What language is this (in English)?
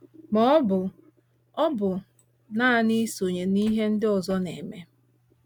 Igbo